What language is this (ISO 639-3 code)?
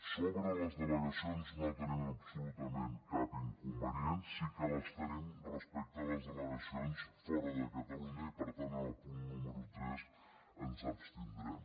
cat